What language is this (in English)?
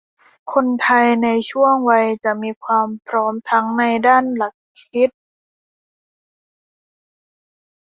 Thai